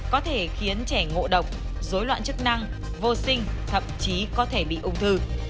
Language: Vietnamese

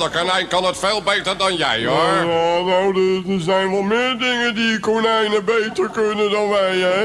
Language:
Dutch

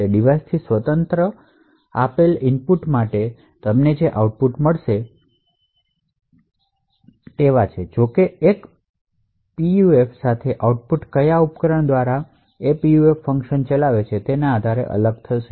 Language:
Gujarati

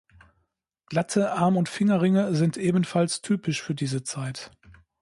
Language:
German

